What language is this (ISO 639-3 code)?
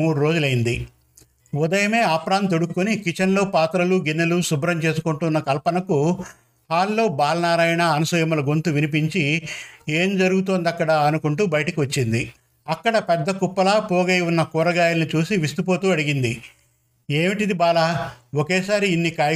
tel